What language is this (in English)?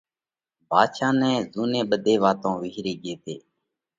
Parkari Koli